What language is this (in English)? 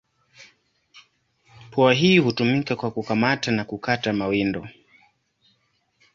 Swahili